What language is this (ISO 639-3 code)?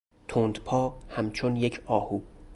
fas